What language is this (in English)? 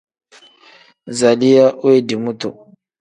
Tem